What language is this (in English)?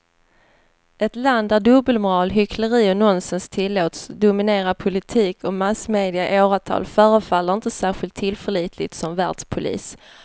Swedish